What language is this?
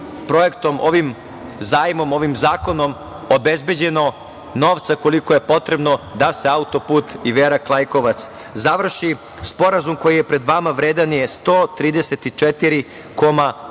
Serbian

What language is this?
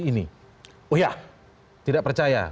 Indonesian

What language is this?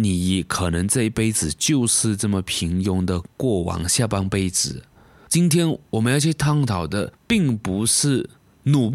Chinese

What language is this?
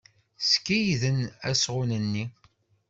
Kabyle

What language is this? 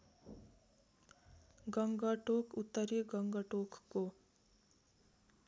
Nepali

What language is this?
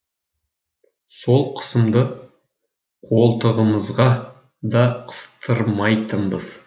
Kazakh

